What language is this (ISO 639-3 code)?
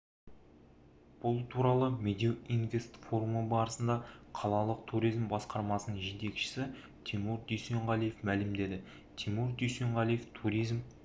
kaz